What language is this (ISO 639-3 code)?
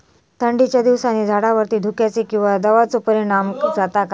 mar